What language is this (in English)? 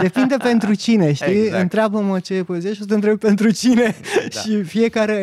Romanian